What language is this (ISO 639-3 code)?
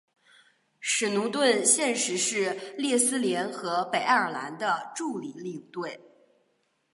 zho